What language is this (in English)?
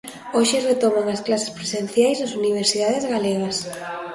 Galician